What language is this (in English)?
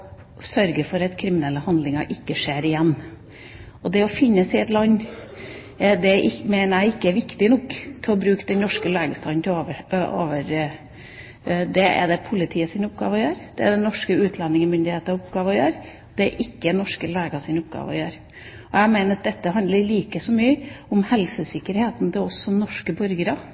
Norwegian Bokmål